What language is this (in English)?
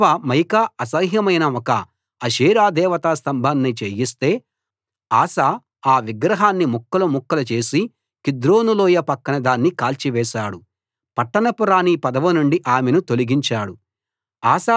Telugu